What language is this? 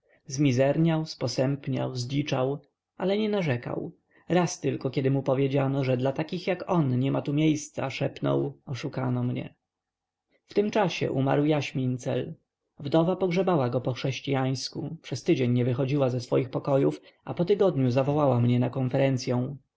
Polish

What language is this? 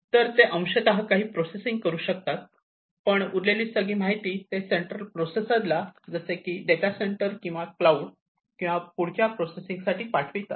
Marathi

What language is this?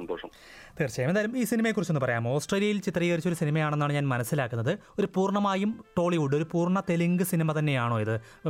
Malayalam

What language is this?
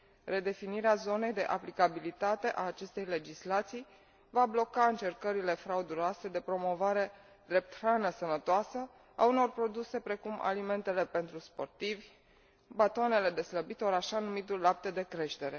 Romanian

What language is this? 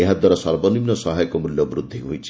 Odia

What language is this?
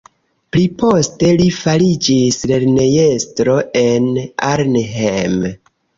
Esperanto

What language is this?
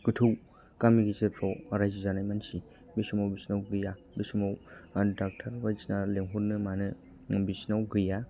Bodo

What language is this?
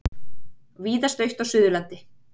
Icelandic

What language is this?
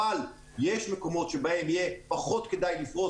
Hebrew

